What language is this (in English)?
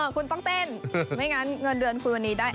Thai